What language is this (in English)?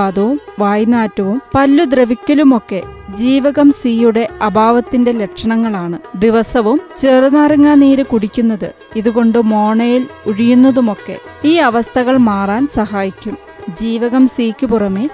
Malayalam